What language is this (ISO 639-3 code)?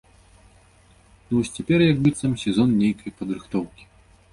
bel